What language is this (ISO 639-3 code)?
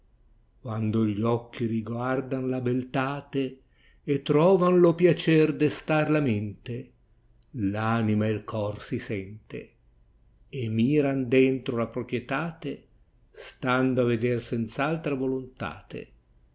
ita